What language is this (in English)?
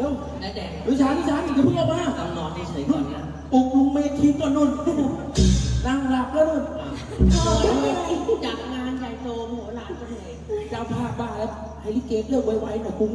Thai